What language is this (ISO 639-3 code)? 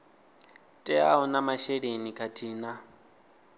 ven